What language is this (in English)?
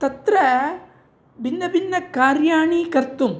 Sanskrit